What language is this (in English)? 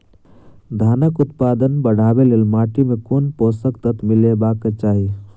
Maithili